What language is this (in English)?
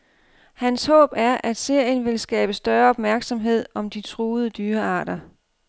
Danish